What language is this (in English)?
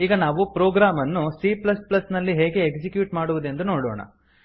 Kannada